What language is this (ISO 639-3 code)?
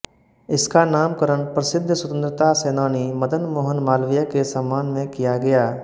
hin